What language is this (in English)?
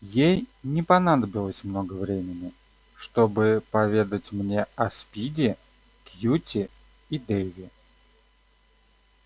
Russian